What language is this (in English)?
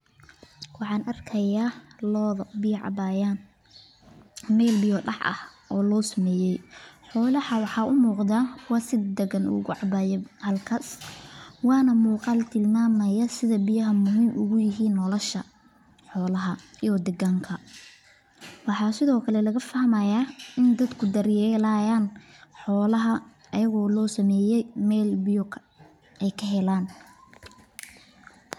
Somali